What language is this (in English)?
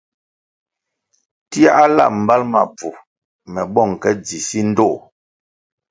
Kwasio